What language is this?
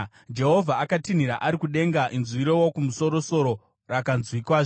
Shona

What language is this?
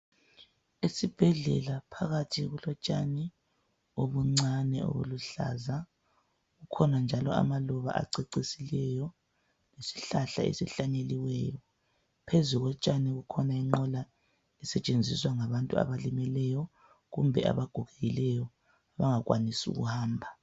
North Ndebele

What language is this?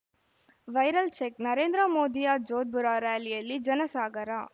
Kannada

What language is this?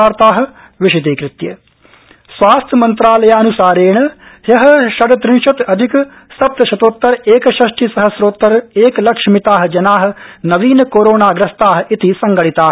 Sanskrit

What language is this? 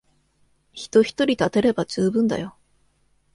Japanese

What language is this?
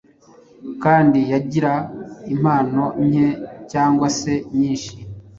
Kinyarwanda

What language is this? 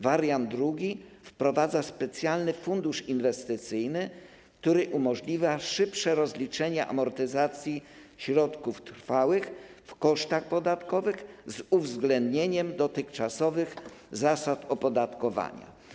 Polish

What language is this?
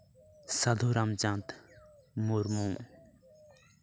Santali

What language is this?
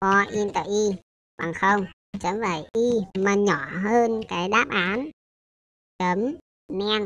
Vietnamese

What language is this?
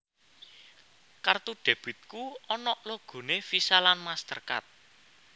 Javanese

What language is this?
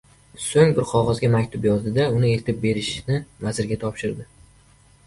Uzbek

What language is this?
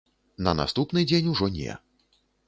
Belarusian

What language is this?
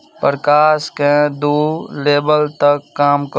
Maithili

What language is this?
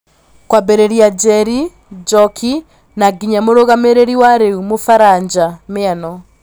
Kikuyu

